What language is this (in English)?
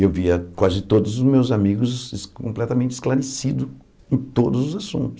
Portuguese